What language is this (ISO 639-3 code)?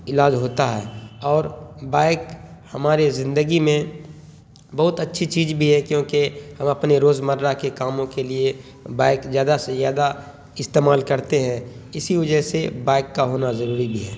urd